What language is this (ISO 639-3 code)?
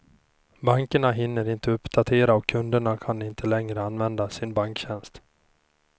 swe